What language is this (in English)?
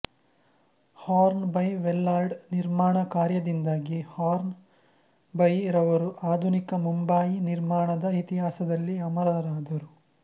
Kannada